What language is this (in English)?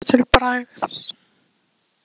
Icelandic